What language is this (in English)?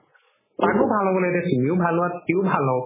Assamese